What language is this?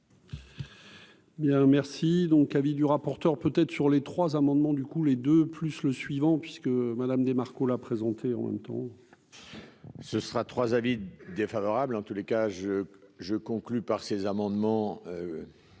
French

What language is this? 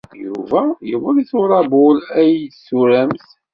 Kabyle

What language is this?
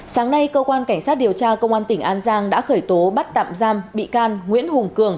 Vietnamese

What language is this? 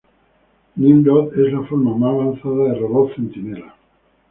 Spanish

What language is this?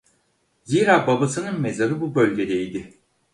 Turkish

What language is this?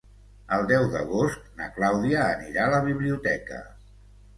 Catalan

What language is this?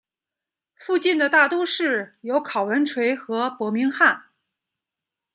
Chinese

